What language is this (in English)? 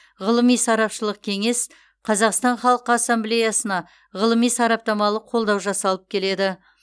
Kazakh